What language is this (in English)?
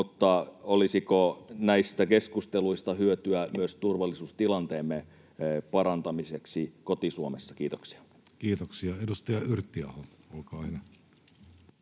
Finnish